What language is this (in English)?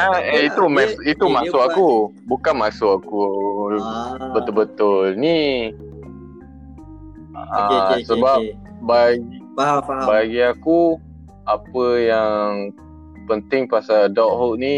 Malay